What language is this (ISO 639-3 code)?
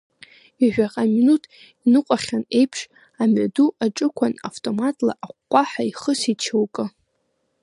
abk